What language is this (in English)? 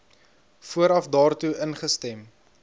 Afrikaans